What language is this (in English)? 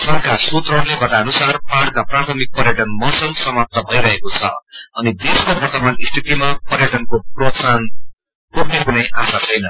Nepali